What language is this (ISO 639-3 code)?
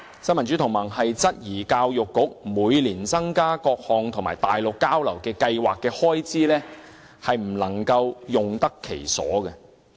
yue